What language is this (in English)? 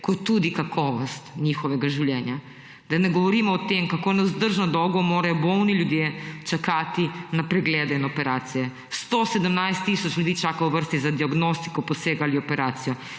Slovenian